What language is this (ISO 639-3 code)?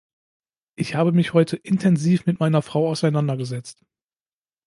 deu